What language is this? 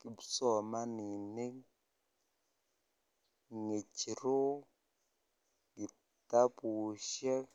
Kalenjin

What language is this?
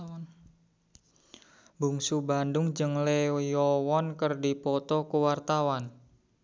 Sundanese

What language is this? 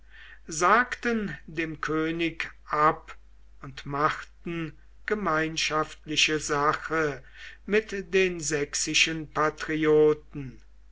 German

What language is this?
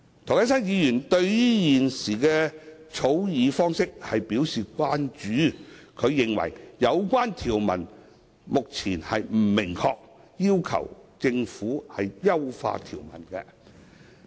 Cantonese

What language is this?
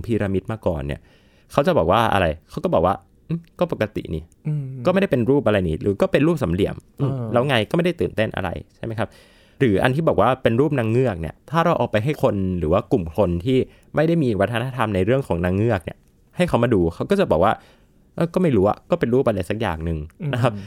Thai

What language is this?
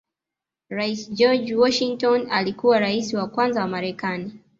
Swahili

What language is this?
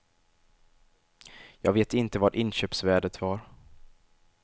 Swedish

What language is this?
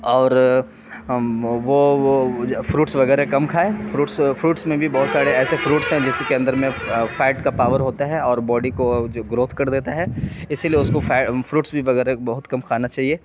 Urdu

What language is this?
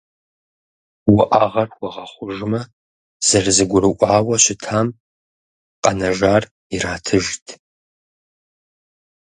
Kabardian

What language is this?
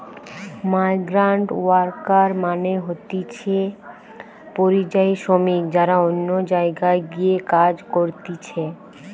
Bangla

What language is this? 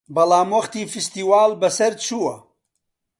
Central Kurdish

